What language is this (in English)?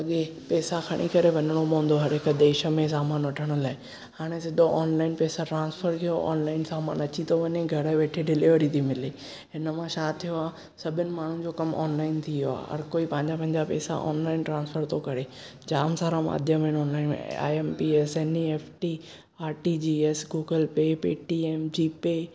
Sindhi